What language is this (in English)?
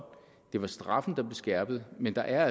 Danish